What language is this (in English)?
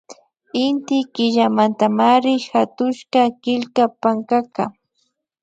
Imbabura Highland Quichua